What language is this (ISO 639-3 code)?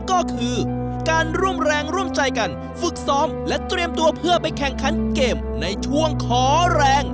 tha